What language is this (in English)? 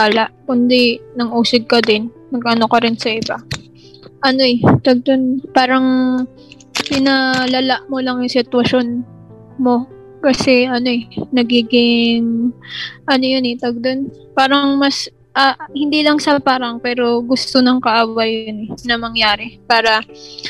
Filipino